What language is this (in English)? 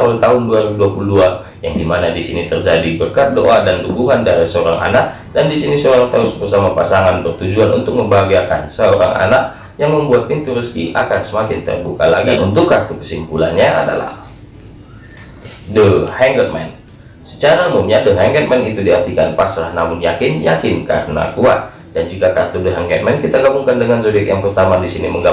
Indonesian